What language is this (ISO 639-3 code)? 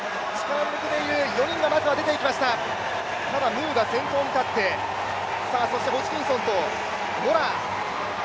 jpn